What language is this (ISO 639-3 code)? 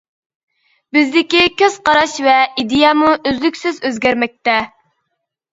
uig